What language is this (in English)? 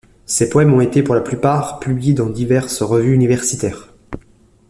French